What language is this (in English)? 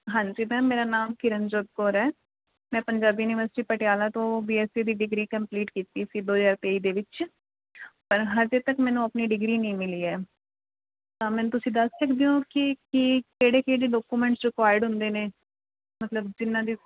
Punjabi